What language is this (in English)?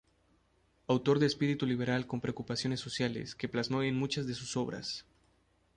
Spanish